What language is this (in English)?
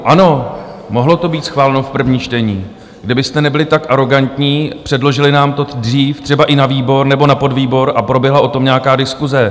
Czech